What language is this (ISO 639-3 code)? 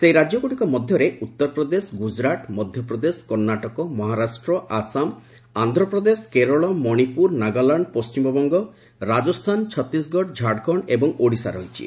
ori